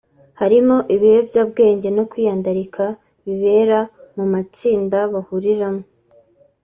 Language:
Kinyarwanda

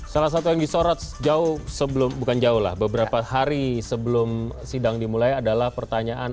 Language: Indonesian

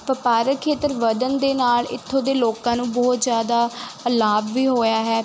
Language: Punjabi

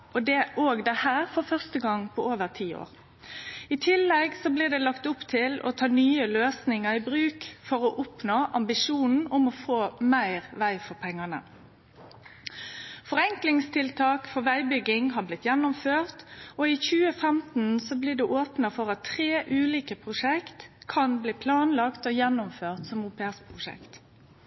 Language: Norwegian Nynorsk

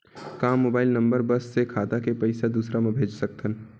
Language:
Chhattisgarhi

